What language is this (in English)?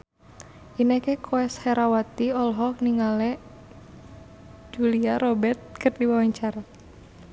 Sundanese